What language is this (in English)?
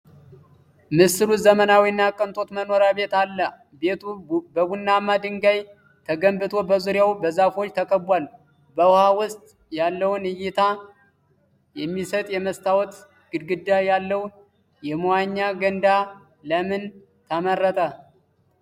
Amharic